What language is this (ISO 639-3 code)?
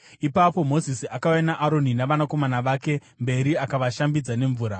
sna